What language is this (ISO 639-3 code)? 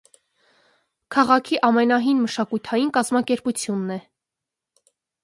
hye